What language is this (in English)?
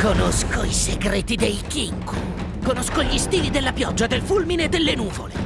Italian